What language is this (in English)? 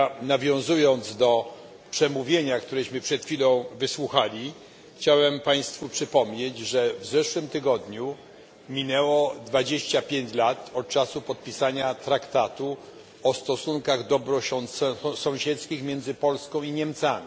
Polish